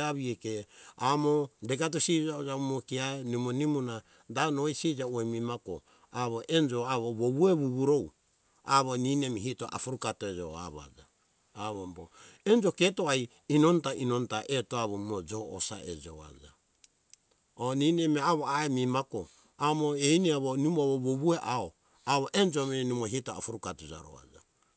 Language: Hunjara-Kaina Ke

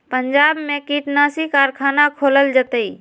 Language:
Magahi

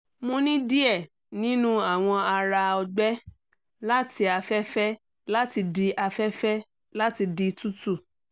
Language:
Yoruba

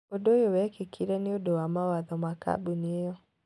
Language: Kikuyu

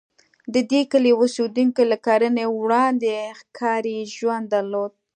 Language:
Pashto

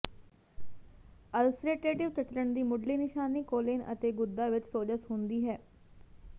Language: Punjabi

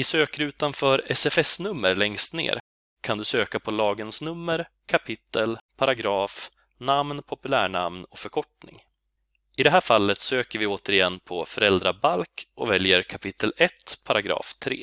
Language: Swedish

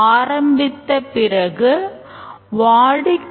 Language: Tamil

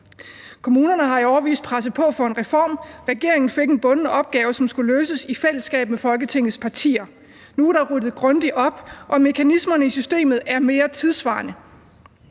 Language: Danish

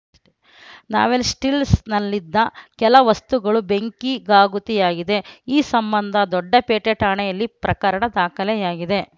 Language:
Kannada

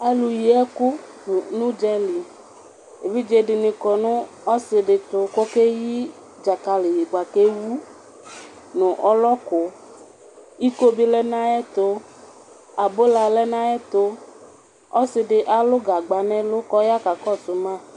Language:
Ikposo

